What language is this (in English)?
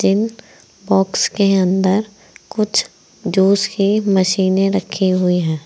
Hindi